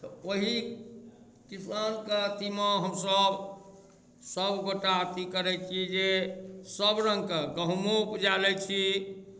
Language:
Maithili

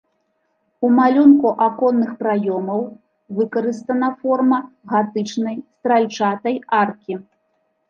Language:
Belarusian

